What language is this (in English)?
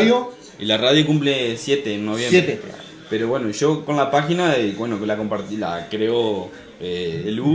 Spanish